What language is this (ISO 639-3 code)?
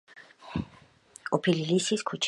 kat